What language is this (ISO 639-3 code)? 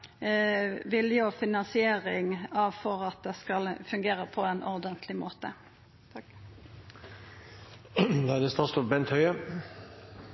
nor